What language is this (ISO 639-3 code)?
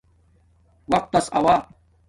dmk